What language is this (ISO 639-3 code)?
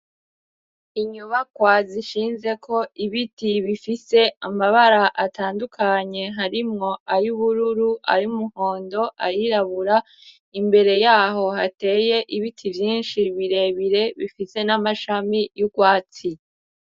run